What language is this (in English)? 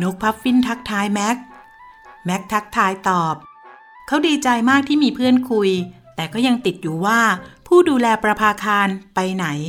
Thai